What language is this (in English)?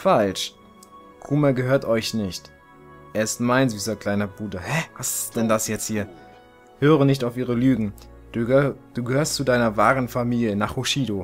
German